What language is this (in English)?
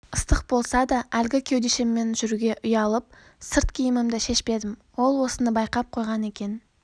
Kazakh